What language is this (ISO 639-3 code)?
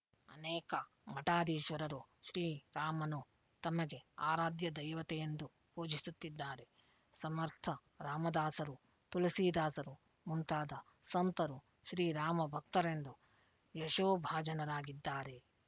kan